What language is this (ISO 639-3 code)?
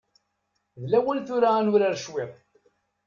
kab